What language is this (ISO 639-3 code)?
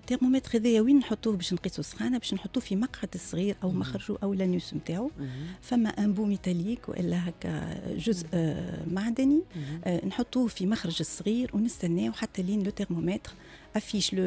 ara